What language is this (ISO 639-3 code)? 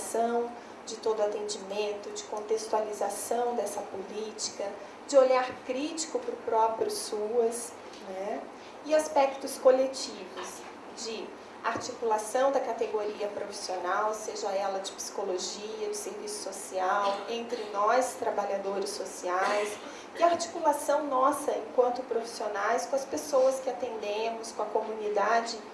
por